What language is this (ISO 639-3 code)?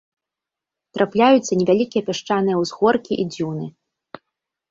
bel